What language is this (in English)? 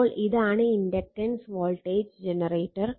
Malayalam